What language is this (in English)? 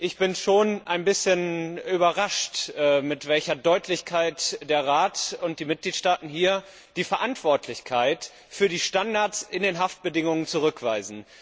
German